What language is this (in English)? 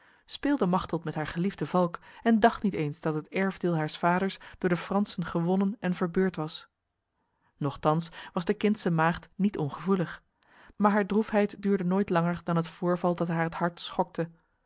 Dutch